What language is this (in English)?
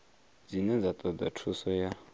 Venda